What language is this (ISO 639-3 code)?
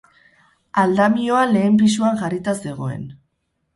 eus